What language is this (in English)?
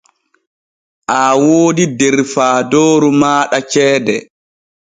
Borgu Fulfulde